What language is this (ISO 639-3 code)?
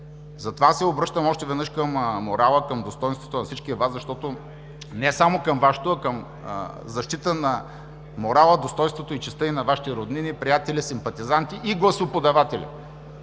bul